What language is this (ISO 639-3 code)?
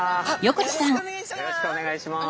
jpn